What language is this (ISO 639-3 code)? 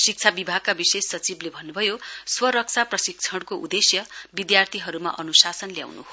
nep